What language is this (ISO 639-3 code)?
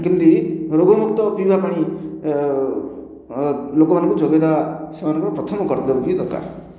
ori